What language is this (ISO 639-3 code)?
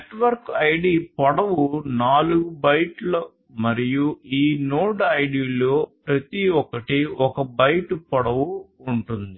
tel